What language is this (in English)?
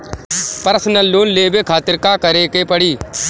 Bhojpuri